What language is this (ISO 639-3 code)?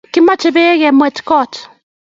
kln